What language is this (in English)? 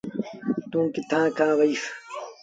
Sindhi Bhil